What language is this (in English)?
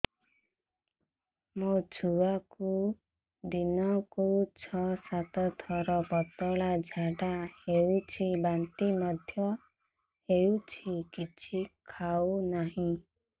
Odia